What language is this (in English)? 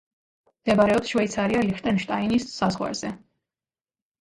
Georgian